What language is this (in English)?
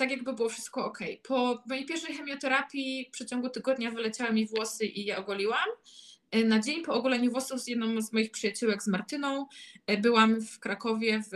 Polish